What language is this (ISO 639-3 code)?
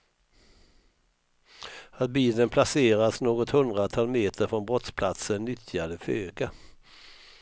swe